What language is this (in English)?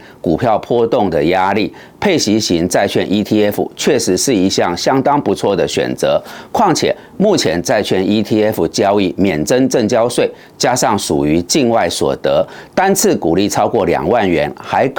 Chinese